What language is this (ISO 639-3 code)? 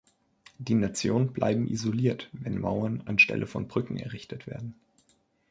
deu